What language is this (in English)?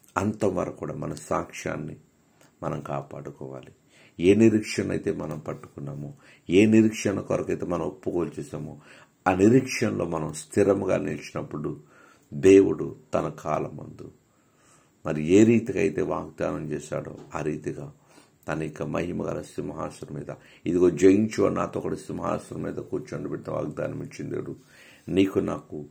Telugu